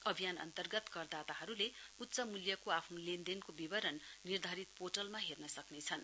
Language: Nepali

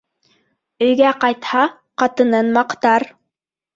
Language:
Bashkir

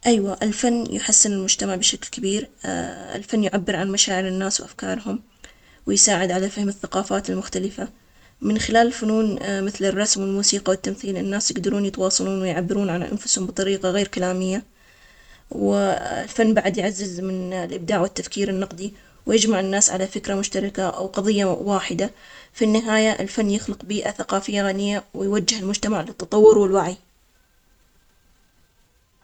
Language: Omani Arabic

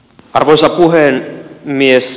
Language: Finnish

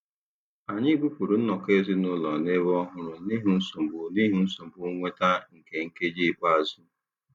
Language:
Igbo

